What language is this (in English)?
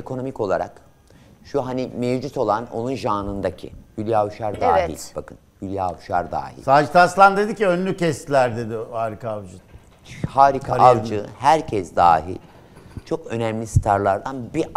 Turkish